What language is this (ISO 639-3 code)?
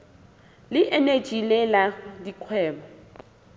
sot